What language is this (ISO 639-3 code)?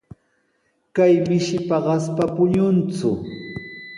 qws